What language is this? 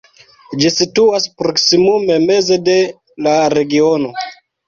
Esperanto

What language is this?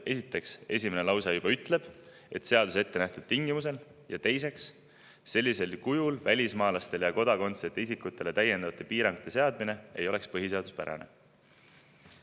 Estonian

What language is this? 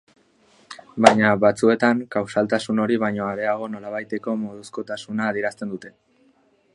Basque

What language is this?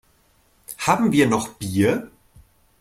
German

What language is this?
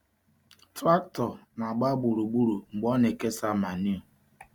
Igbo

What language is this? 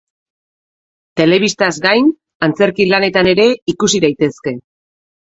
Basque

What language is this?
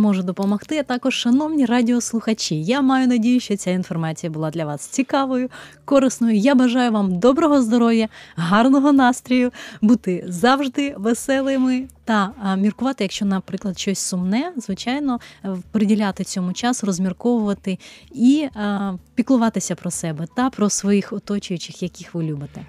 Ukrainian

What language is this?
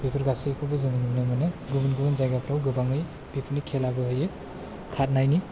Bodo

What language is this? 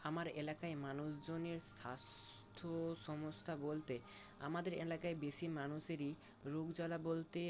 Bangla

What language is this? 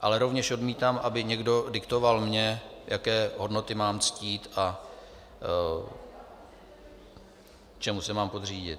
Czech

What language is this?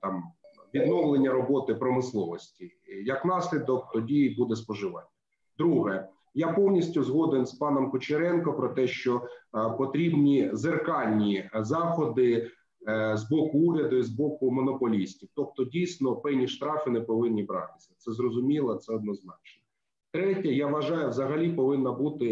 Ukrainian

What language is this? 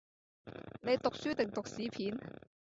Cantonese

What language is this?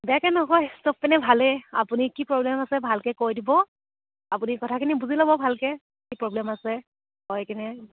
Assamese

